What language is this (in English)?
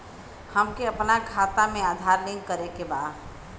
Bhojpuri